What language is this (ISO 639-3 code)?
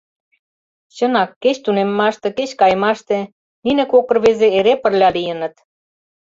chm